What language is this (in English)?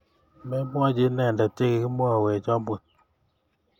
Kalenjin